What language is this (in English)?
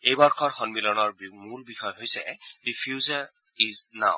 Assamese